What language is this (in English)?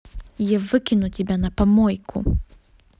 Russian